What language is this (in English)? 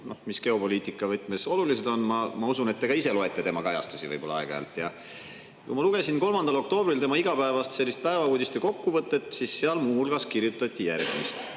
Estonian